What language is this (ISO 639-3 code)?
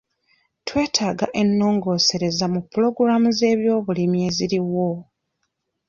lug